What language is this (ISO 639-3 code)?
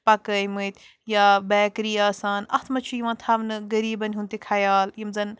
kas